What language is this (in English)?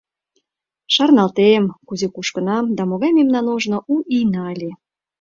Mari